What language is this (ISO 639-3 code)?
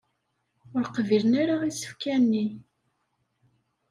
kab